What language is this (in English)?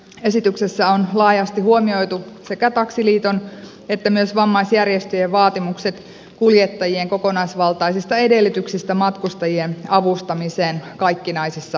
Finnish